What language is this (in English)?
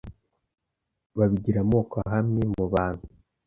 Kinyarwanda